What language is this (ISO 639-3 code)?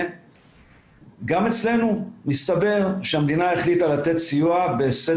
heb